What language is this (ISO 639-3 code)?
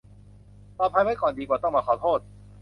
tha